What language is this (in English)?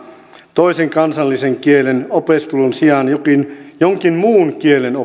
Finnish